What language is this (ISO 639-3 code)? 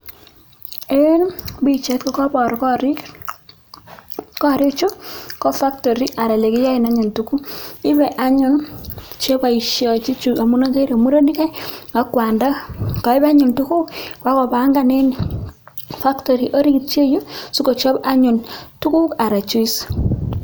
kln